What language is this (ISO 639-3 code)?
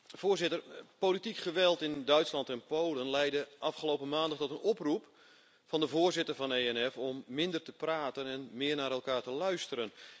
nld